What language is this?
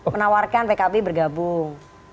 Indonesian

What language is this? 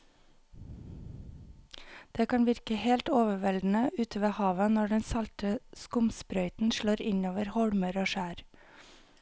Norwegian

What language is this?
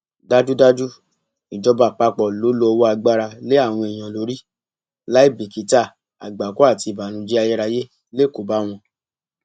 Yoruba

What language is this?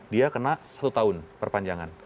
Indonesian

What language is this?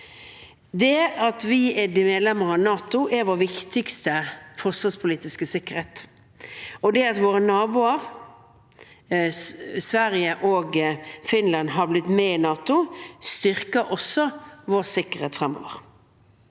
Norwegian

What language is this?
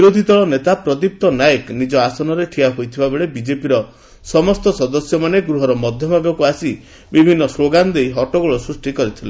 Odia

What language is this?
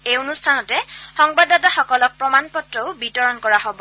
Assamese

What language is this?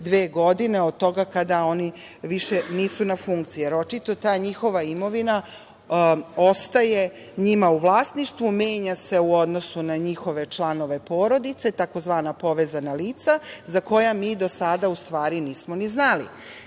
Serbian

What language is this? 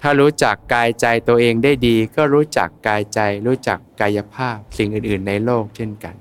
Thai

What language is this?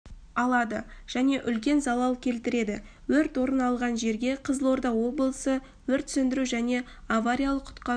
Kazakh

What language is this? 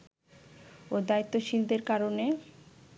Bangla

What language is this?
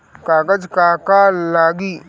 Bhojpuri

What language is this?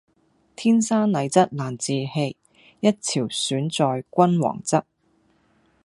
Cantonese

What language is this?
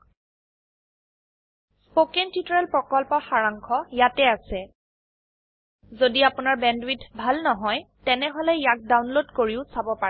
Assamese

